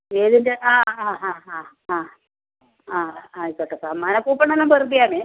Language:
Malayalam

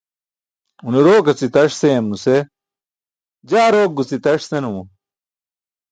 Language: Burushaski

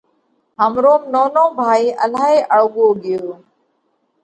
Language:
Parkari Koli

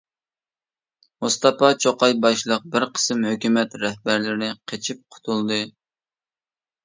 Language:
Uyghur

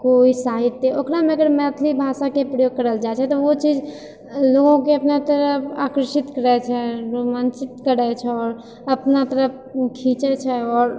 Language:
Maithili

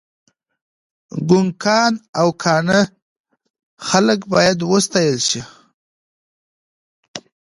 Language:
Pashto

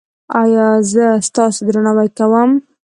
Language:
Pashto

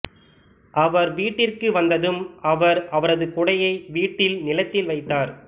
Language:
Tamil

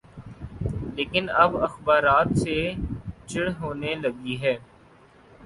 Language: Urdu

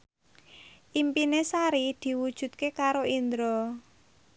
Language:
Javanese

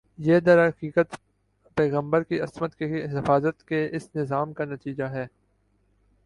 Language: Urdu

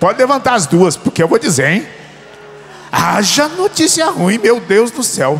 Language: Portuguese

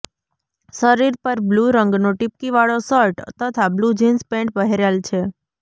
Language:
Gujarati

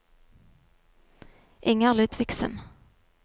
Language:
Norwegian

